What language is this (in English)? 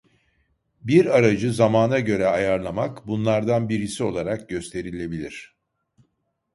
Turkish